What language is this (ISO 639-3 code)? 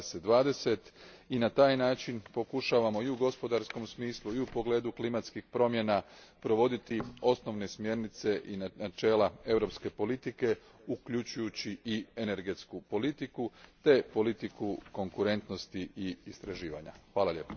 hrv